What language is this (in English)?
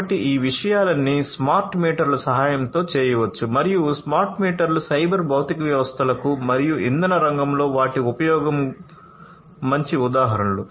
Telugu